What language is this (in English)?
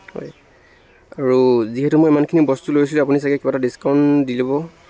Assamese